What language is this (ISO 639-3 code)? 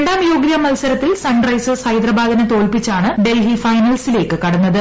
mal